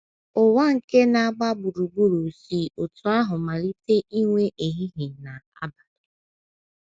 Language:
Igbo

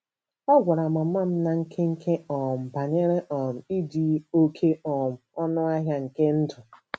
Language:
Igbo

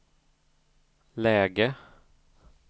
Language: Swedish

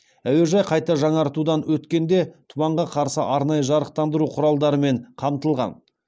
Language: Kazakh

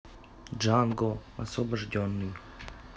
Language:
Russian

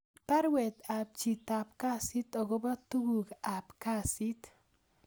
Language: Kalenjin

